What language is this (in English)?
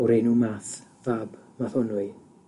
Welsh